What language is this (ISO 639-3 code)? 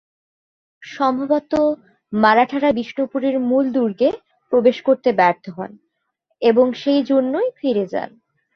ben